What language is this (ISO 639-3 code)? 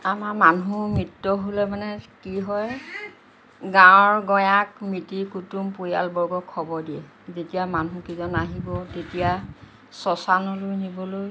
asm